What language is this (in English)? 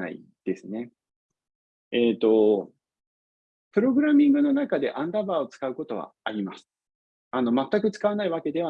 Japanese